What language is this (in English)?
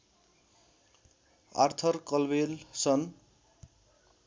Nepali